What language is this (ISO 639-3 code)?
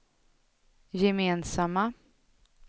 swe